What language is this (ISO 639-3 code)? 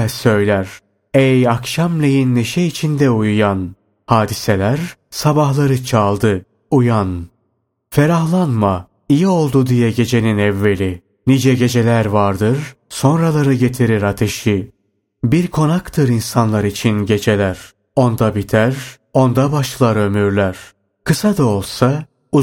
tur